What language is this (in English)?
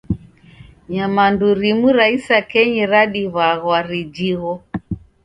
Taita